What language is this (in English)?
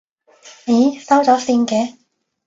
Cantonese